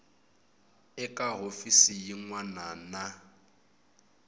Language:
Tsonga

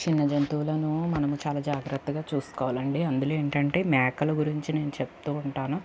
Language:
Telugu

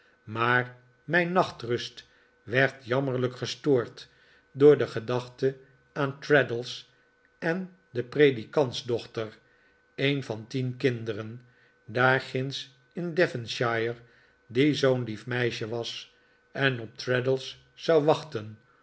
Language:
Dutch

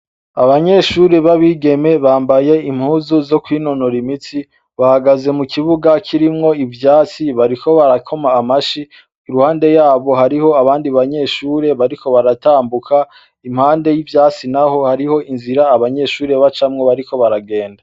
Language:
Rundi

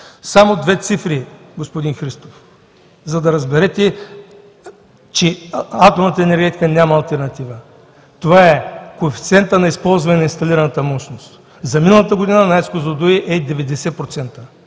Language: Bulgarian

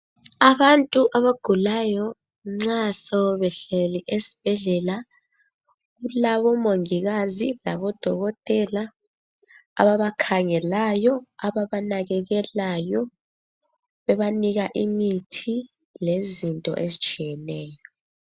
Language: North Ndebele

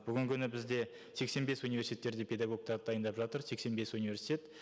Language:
Kazakh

